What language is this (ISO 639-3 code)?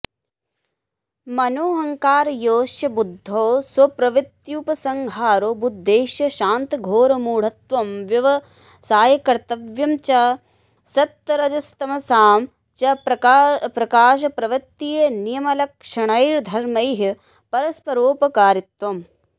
san